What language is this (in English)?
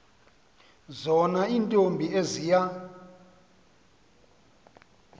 Xhosa